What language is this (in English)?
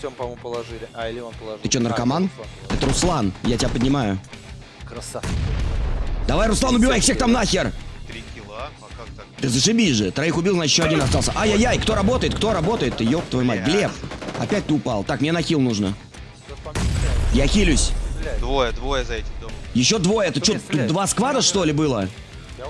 Russian